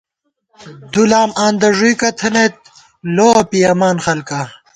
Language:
Gawar-Bati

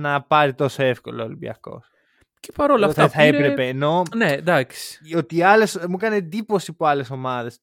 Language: Greek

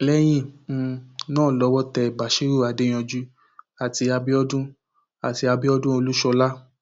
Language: Yoruba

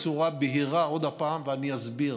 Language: Hebrew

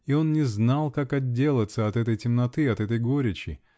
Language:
Russian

